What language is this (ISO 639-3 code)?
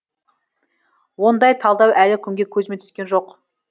kaz